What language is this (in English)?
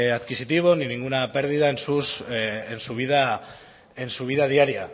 Spanish